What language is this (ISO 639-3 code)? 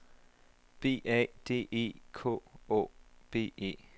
dan